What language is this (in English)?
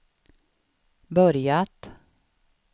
Swedish